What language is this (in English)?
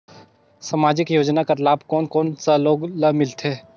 Chhattisgarhi